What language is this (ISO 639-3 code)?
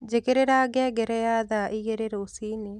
kik